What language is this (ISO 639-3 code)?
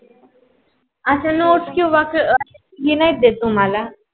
mar